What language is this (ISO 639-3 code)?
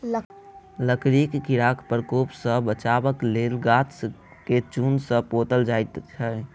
mai